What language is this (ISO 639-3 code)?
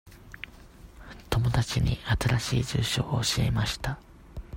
jpn